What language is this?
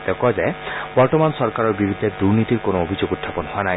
Assamese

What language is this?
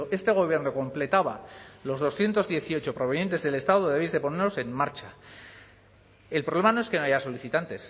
Spanish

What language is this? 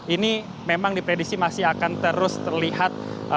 Indonesian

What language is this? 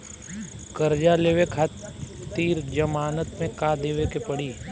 Bhojpuri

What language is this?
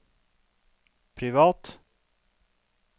Norwegian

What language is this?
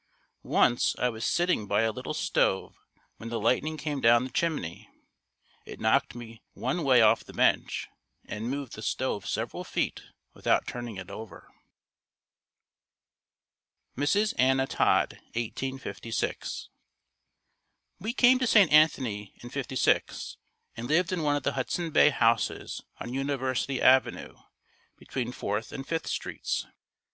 English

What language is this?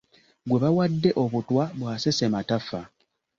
Ganda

